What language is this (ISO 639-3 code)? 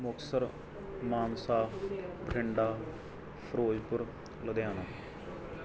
pan